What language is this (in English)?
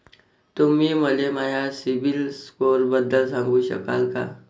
Marathi